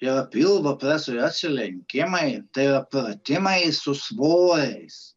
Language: Lithuanian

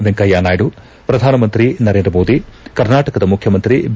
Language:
Kannada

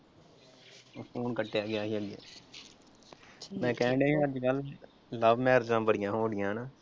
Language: Punjabi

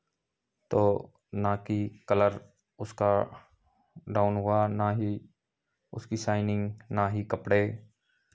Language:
Hindi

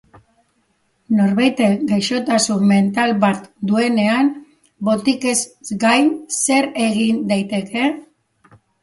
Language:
Basque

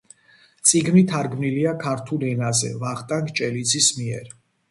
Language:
Georgian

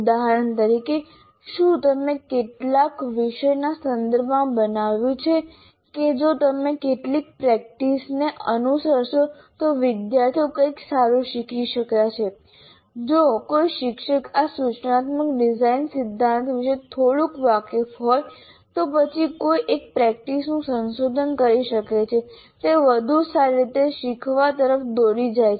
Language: Gujarati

